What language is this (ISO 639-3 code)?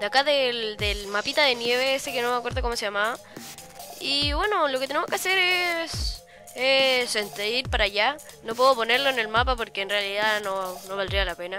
spa